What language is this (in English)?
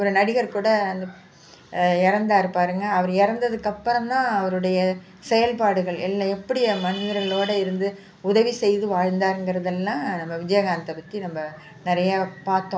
Tamil